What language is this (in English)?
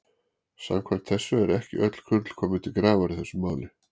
Icelandic